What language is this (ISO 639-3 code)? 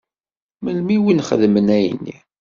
kab